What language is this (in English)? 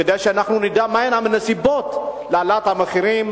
Hebrew